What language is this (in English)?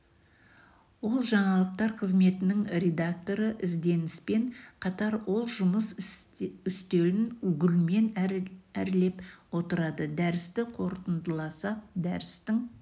Kazakh